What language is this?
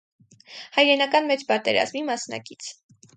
Armenian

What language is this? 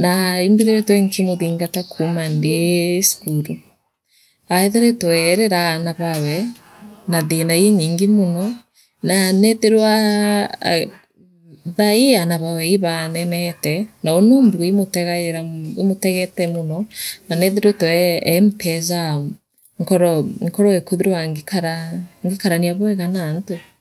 Meru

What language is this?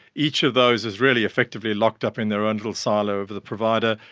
English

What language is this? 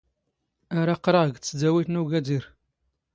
Standard Moroccan Tamazight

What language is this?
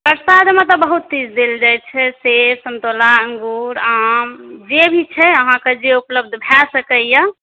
Maithili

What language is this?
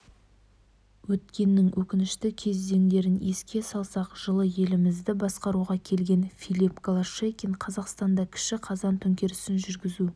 Kazakh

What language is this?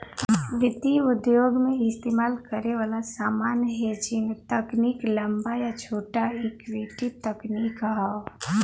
Bhojpuri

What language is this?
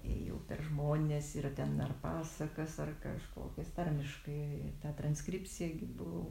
Lithuanian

